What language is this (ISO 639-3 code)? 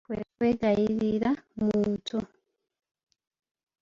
lug